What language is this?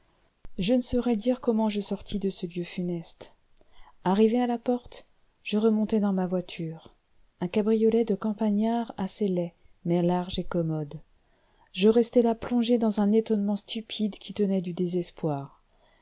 French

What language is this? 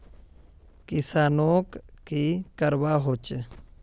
Magahi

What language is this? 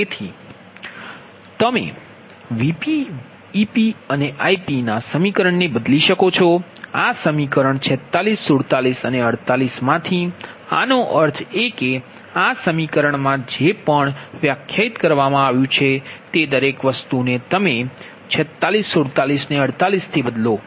Gujarati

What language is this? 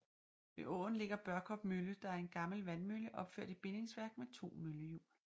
Danish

